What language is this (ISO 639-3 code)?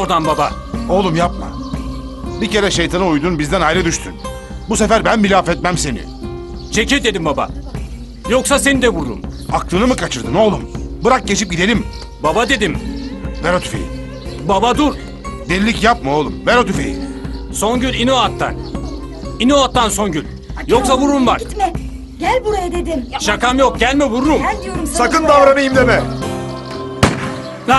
tur